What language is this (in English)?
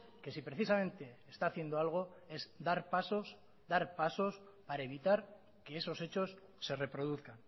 Spanish